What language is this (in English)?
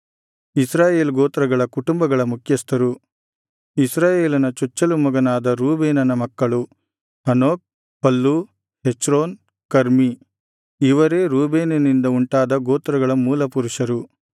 Kannada